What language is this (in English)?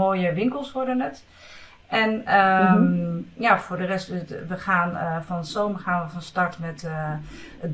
Dutch